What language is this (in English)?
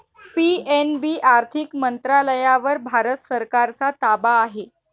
Marathi